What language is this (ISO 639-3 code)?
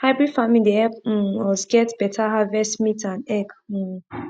pcm